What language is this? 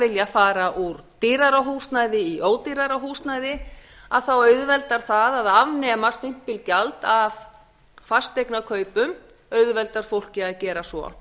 Icelandic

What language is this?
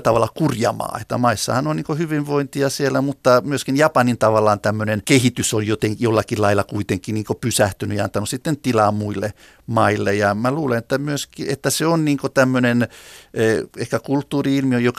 Finnish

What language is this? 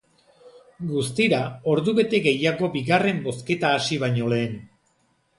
Basque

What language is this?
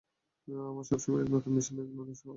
Bangla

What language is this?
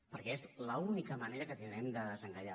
Catalan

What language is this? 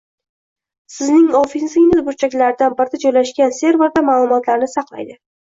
Uzbek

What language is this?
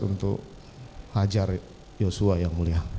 Indonesian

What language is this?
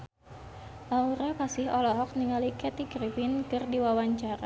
Sundanese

